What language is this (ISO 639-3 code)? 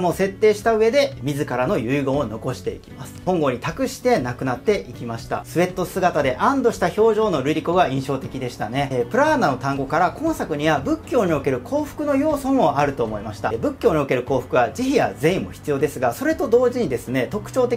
jpn